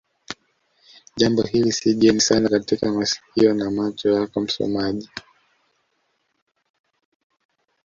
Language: Swahili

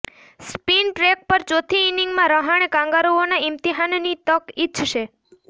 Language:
Gujarati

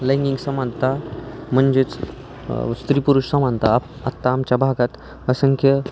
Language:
Marathi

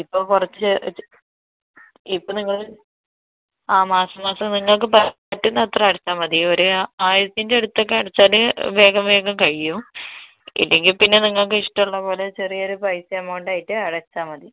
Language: Malayalam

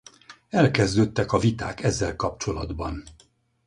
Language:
Hungarian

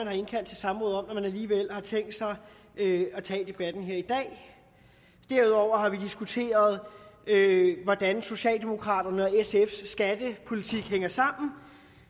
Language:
Danish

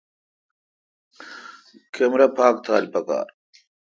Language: Kalkoti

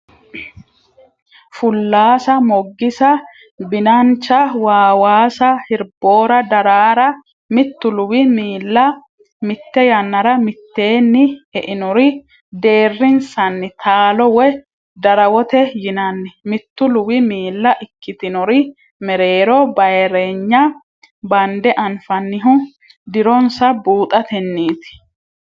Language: Sidamo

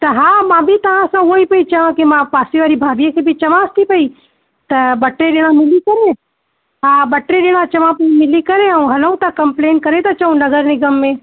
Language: Sindhi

